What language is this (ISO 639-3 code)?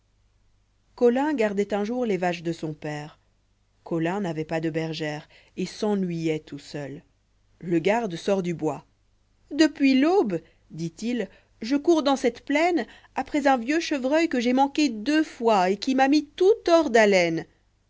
fra